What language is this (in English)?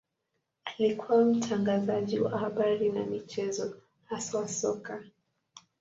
Swahili